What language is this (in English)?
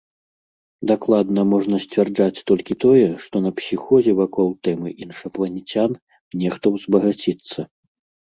Belarusian